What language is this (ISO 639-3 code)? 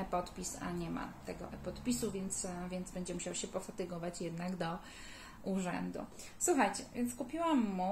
pol